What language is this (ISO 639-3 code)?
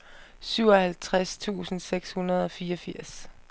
dan